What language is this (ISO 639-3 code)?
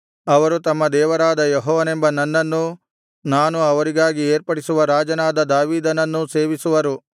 kan